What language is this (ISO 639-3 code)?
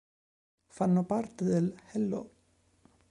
ita